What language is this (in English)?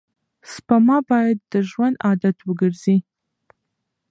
Pashto